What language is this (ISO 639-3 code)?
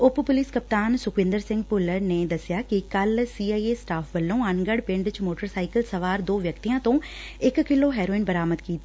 pan